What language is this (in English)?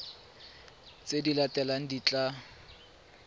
Tswana